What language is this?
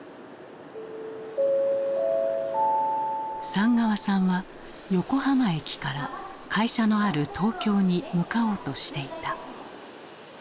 Japanese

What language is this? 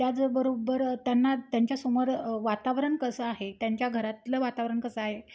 Marathi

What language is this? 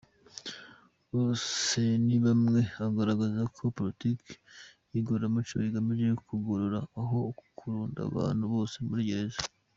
Kinyarwanda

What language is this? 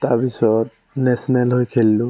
Assamese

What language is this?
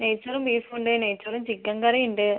Malayalam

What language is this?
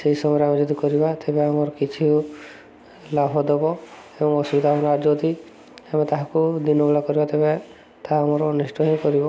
Odia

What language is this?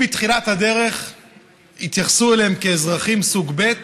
Hebrew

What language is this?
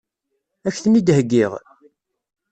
Kabyle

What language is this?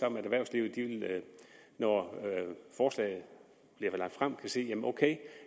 Danish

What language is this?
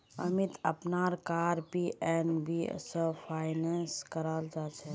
Magahi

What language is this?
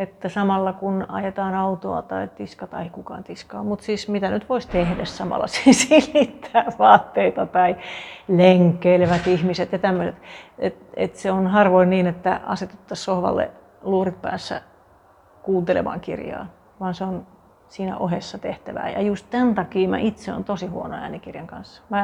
Finnish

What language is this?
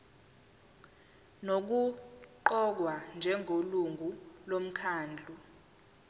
Zulu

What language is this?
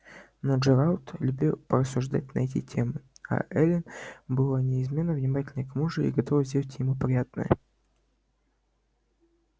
Russian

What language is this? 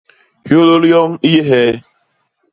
Basaa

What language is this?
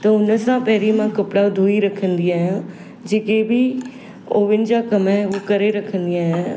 Sindhi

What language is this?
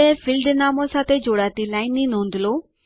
Gujarati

